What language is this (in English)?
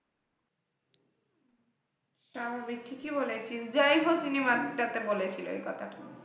Bangla